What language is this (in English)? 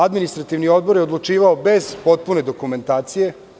Serbian